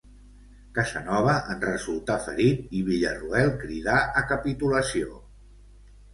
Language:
Catalan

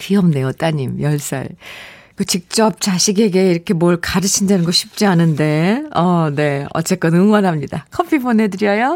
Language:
Korean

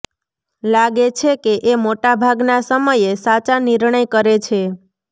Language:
Gujarati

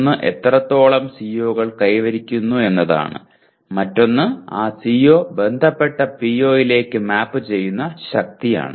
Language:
Malayalam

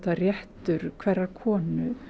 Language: Icelandic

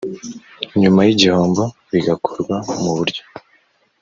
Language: Kinyarwanda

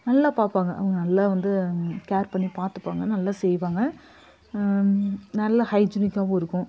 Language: Tamil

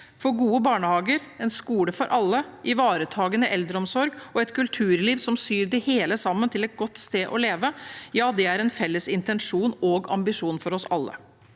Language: Norwegian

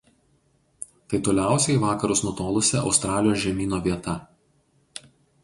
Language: Lithuanian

